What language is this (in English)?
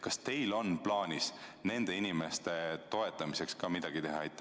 Estonian